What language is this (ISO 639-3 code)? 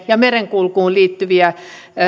fin